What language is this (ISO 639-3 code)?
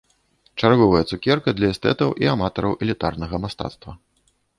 bel